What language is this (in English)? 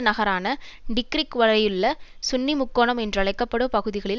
Tamil